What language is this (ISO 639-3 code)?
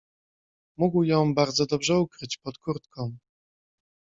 pol